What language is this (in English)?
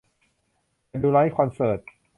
Thai